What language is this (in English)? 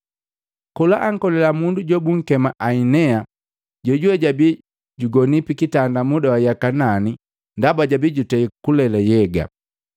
Matengo